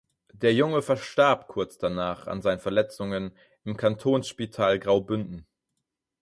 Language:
German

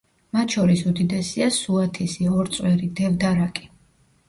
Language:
Georgian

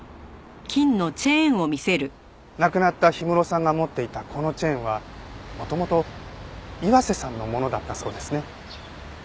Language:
Japanese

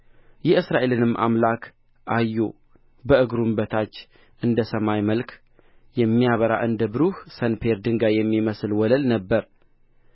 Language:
Amharic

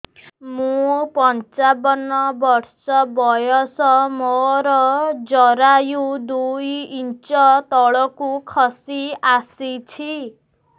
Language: Odia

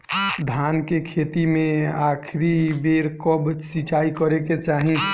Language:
Bhojpuri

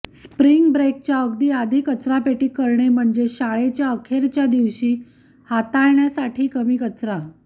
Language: Marathi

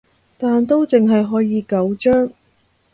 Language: Cantonese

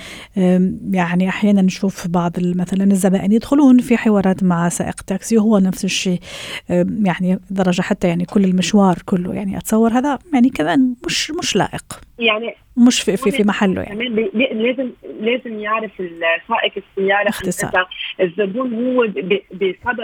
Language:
Arabic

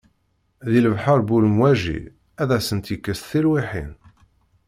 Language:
Kabyle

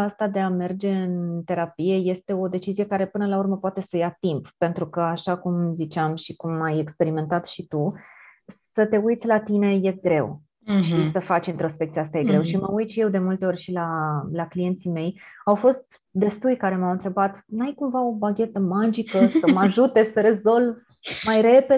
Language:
Romanian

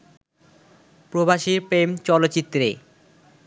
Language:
Bangla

